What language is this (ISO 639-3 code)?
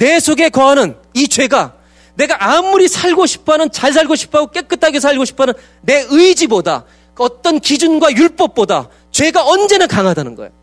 kor